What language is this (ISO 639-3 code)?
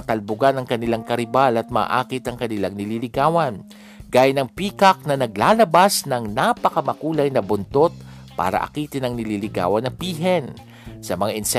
fil